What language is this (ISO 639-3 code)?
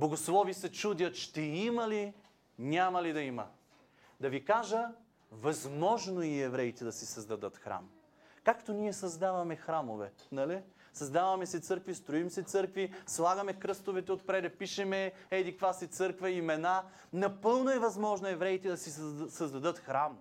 bul